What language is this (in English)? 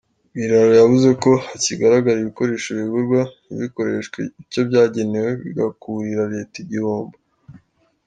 Kinyarwanda